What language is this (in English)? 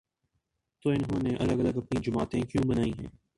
Urdu